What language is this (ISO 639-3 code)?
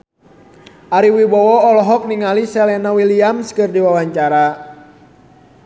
sun